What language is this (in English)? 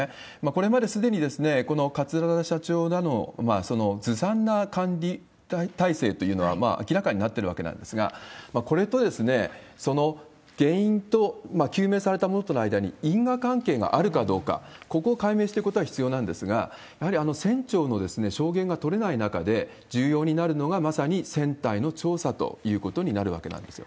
Japanese